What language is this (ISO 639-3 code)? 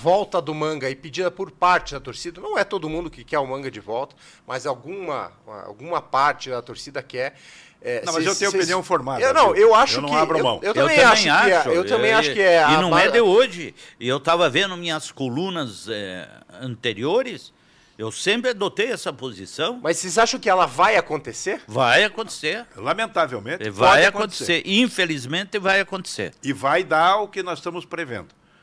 por